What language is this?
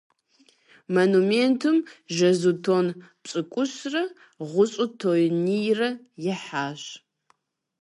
Kabardian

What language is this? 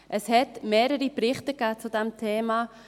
Swiss German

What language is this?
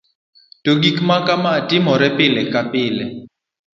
Luo (Kenya and Tanzania)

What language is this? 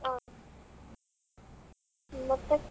Kannada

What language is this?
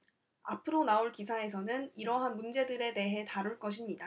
Korean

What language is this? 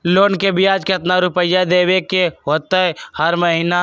Magahi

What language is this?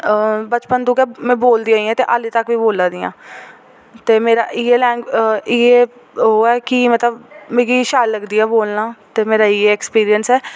Dogri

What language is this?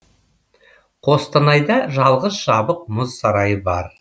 Kazakh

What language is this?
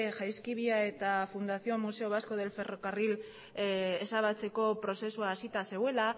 Basque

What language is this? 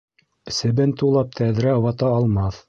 Bashkir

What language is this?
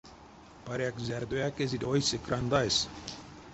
Erzya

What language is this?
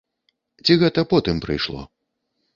Belarusian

